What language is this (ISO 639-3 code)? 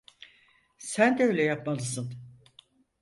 tur